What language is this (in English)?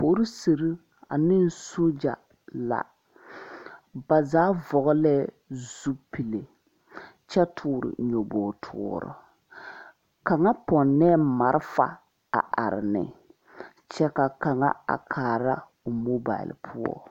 Southern Dagaare